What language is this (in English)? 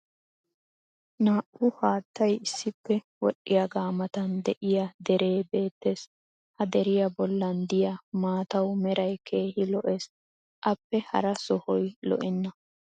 Wolaytta